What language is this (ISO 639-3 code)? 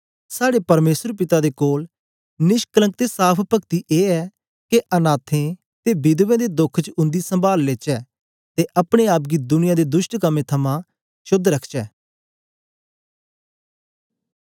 doi